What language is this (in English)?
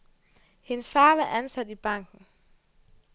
Danish